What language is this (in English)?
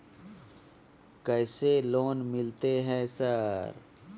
Maithili